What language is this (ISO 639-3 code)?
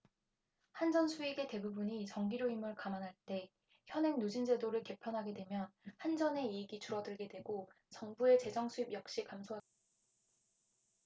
kor